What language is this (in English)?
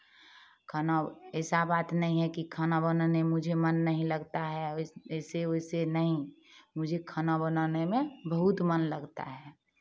Hindi